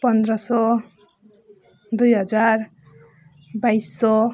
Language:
Nepali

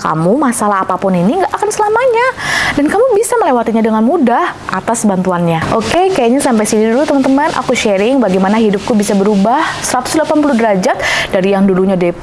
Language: Indonesian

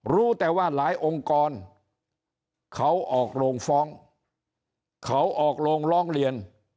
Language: Thai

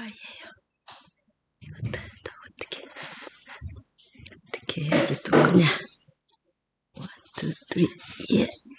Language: Korean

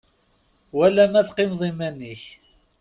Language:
Kabyle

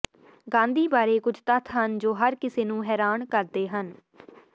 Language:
Punjabi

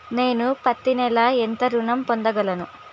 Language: Telugu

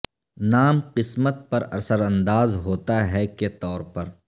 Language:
Urdu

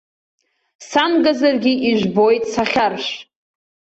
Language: Abkhazian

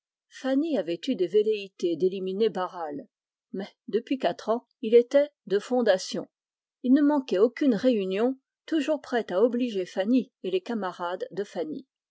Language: French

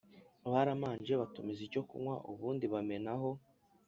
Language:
Kinyarwanda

